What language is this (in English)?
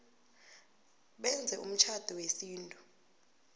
South Ndebele